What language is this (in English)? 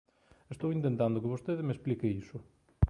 Galician